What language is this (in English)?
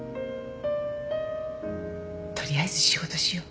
Japanese